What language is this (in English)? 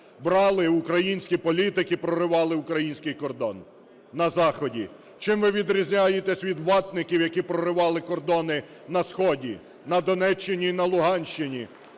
Ukrainian